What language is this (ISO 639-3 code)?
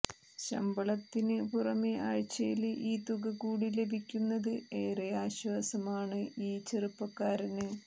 mal